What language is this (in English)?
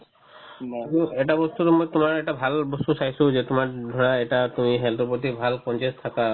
Assamese